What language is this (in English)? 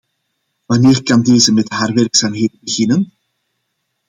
Dutch